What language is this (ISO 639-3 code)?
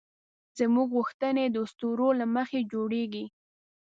pus